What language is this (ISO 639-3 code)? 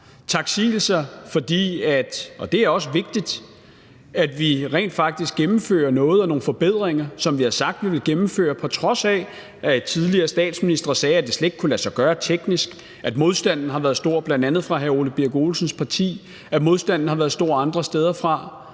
dan